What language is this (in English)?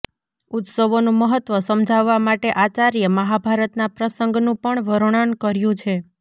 Gujarati